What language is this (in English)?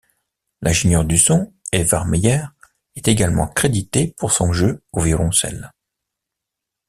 French